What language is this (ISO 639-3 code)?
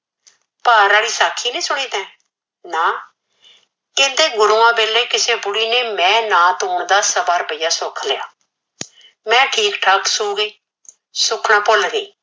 pan